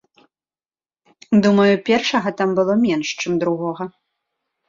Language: Belarusian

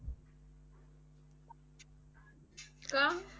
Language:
Marathi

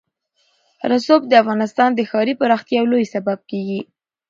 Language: Pashto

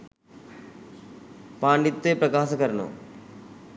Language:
Sinhala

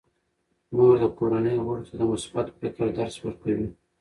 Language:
Pashto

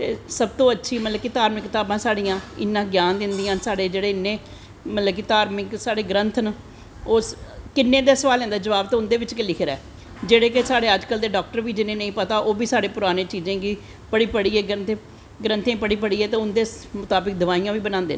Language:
Dogri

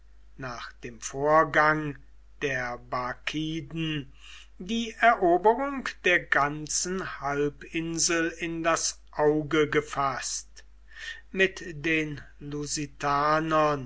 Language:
German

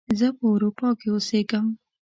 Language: Pashto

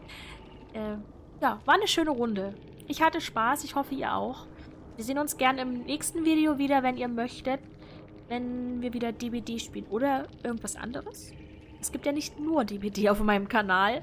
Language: German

